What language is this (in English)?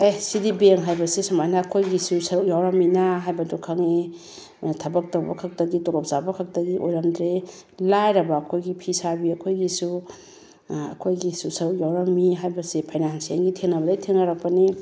Manipuri